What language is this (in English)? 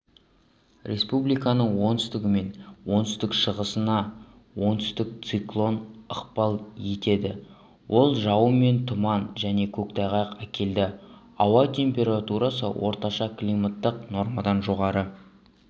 Kazakh